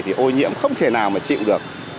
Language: Vietnamese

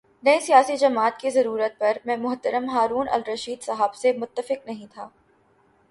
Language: Urdu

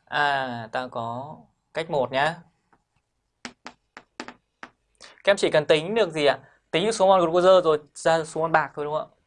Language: Vietnamese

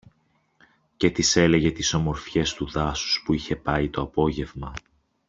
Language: Greek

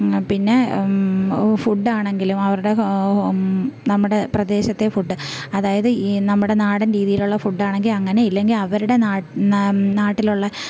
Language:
Malayalam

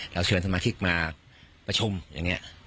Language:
Thai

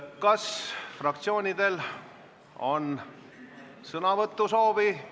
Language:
Estonian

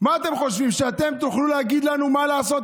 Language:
Hebrew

